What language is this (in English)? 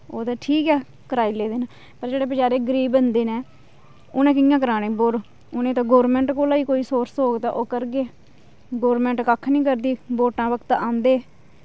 Dogri